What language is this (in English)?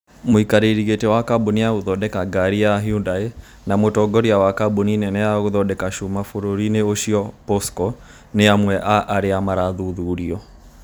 Kikuyu